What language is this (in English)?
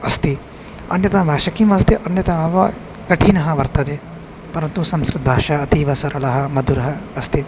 Sanskrit